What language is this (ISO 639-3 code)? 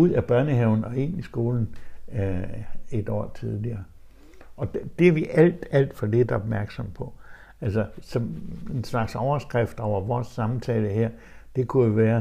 dan